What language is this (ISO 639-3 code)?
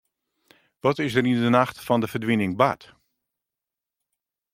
fry